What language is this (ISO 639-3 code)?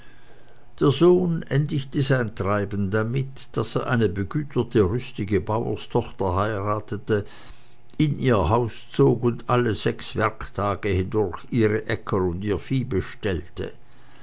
deu